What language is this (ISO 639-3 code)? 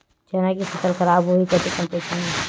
hne